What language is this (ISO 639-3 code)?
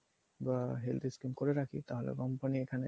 ben